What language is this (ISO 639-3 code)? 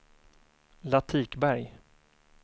swe